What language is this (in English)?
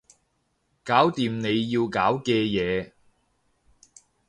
Cantonese